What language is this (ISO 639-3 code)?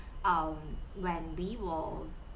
eng